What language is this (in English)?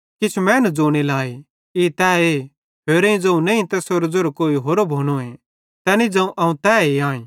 Bhadrawahi